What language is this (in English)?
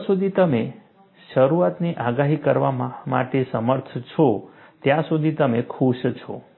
Gujarati